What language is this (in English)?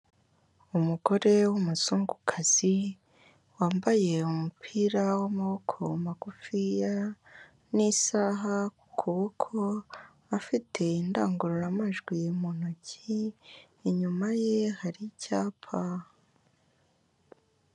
Kinyarwanda